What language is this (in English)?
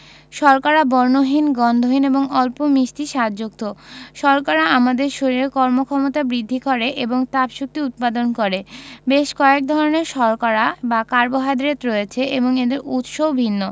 Bangla